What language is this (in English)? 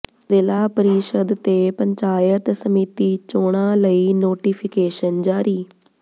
Punjabi